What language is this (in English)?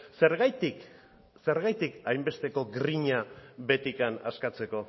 Basque